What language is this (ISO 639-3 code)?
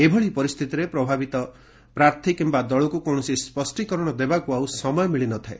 ori